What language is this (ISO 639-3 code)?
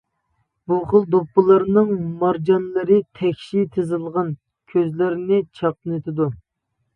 uig